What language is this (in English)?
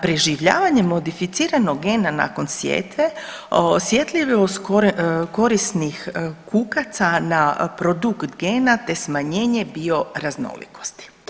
Croatian